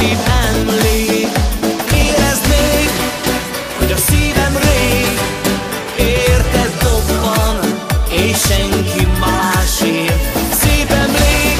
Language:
Hungarian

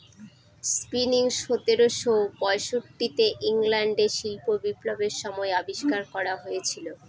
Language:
Bangla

